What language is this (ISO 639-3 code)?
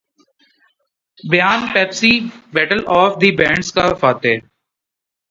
urd